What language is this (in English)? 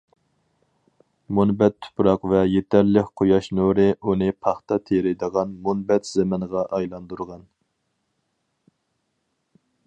Uyghur